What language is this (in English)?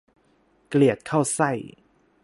Thai